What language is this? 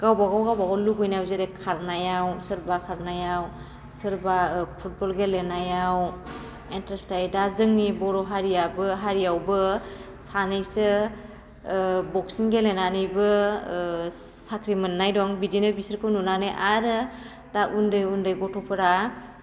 Bodo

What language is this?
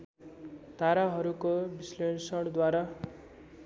Nepali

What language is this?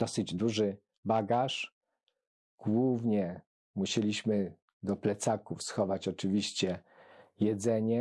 Polish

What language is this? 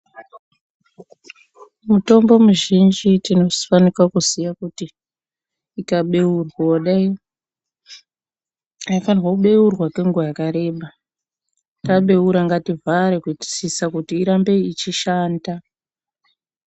Ndau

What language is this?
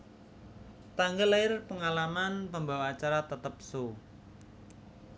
Javanese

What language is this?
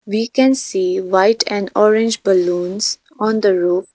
English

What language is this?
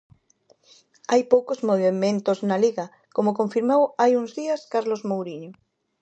Galician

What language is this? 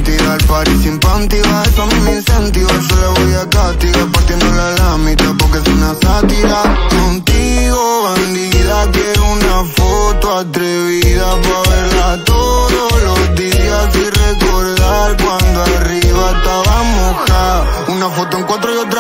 Romanian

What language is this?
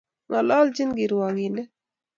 Kalenjin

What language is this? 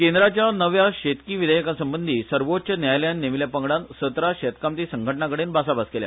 Konkani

